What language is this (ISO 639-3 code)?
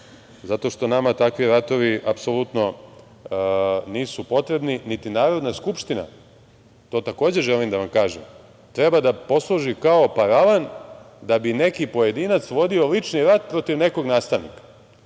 srp